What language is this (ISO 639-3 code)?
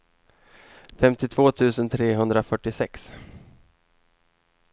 swe